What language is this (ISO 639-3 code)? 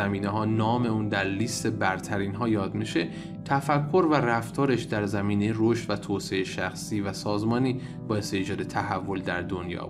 fas